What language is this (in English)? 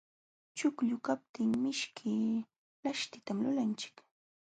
Jauja Wanca Quechua